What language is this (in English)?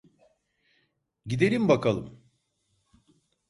Turkish